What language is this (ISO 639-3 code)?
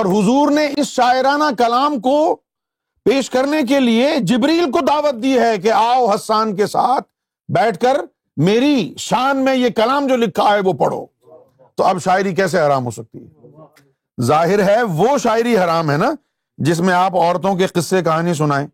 urd